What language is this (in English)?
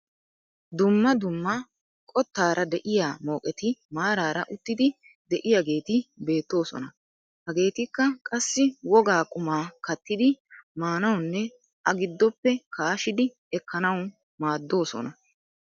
Wolaytta